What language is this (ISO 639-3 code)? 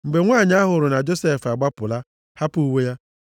ibo